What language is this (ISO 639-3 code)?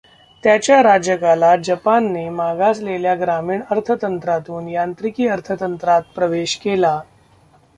mar